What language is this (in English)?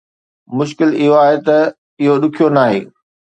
Sindhi